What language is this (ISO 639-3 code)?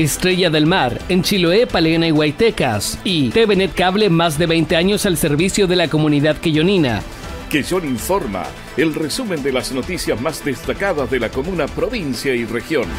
spa